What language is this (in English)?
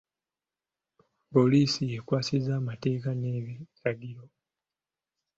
Ganda